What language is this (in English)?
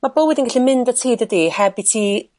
Welsh